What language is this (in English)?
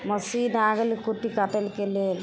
Maithili